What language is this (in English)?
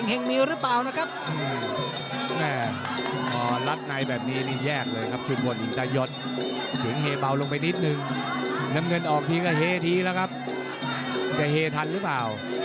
Thai